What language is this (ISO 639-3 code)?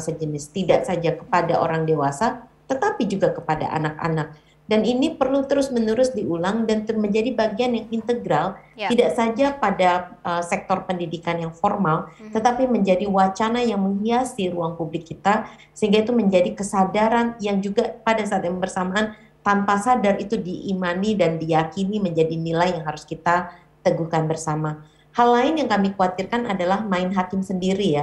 ind